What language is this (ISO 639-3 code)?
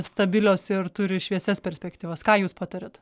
lit